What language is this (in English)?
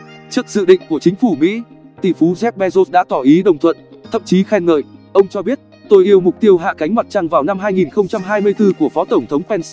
Vietnamese